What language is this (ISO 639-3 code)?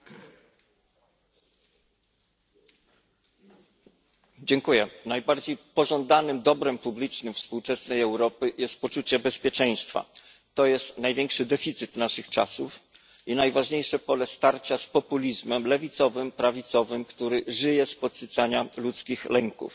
pol